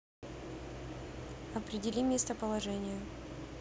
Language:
Russian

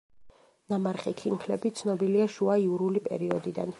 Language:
Georgian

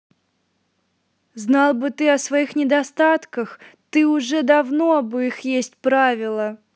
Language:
Russian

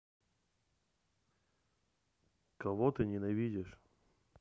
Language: Russian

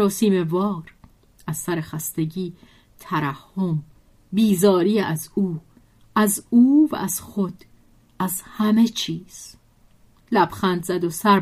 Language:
Persian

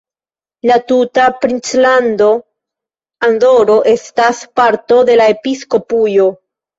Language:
Esperanto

